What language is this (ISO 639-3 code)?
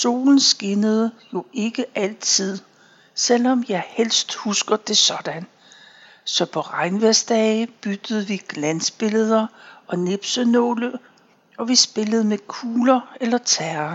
dan